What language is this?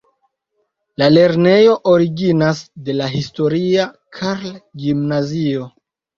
Esperanto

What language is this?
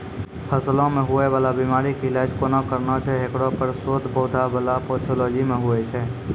Maithili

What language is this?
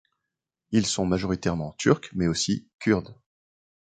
French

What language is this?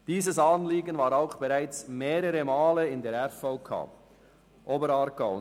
Swiss German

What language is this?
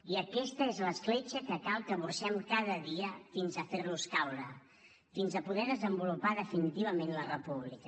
Catalan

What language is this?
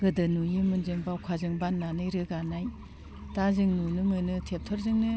Bodo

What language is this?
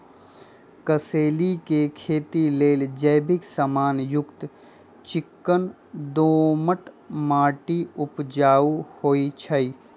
Magahi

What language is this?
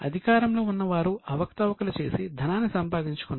Telugu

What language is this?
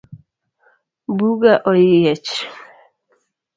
Luo (Kenya and Tanzania)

